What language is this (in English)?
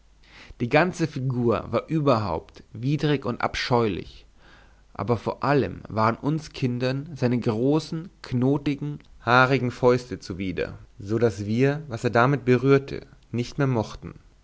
German